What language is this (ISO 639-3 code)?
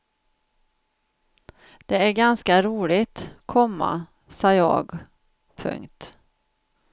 swe